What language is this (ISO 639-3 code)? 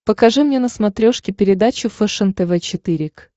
rus